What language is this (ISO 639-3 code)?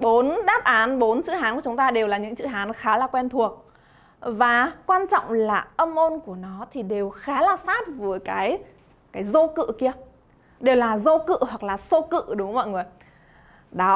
vie